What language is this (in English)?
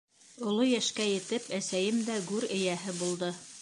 Bashkir